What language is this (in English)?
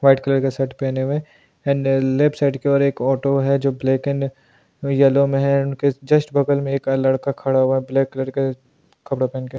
Hindi